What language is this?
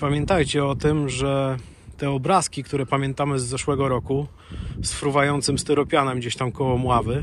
Polish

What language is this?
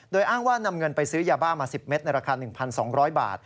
Thai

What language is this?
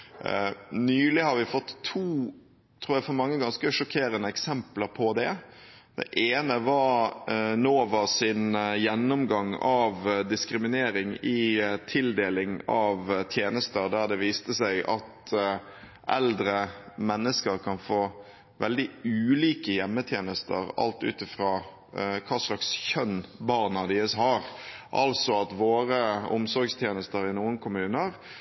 Norwegian Bokmål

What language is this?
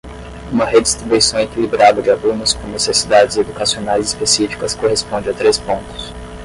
Portuguese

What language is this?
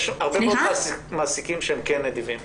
Hebrew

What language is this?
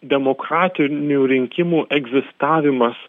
Lithuanian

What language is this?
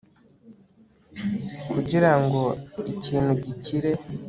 Kinyarwanda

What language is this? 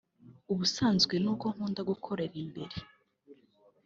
Kinyarwanda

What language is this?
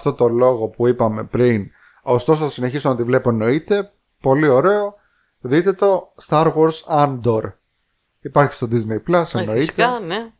Greek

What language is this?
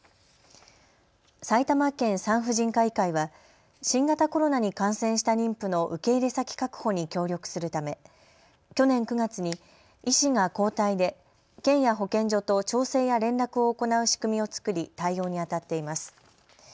Japanese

